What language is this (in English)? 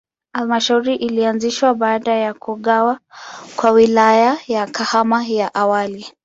Swahili